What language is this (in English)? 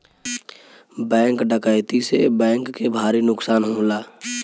Bhojpuri